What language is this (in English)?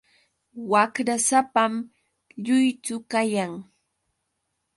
Yauyos Quechua